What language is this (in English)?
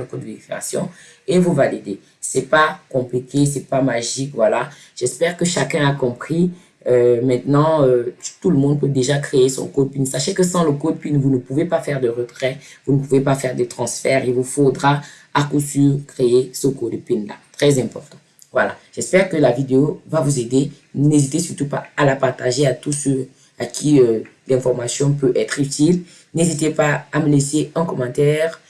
French